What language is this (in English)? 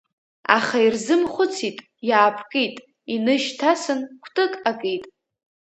Abkhazian